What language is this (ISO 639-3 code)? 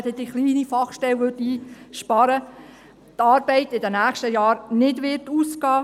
gsw